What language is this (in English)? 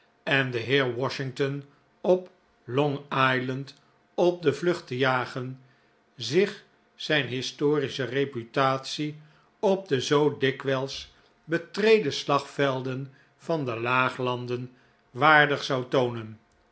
Dutch